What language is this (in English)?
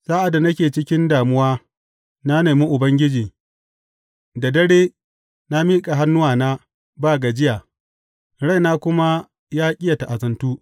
Hausa